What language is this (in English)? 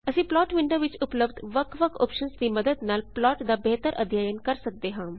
Punjabi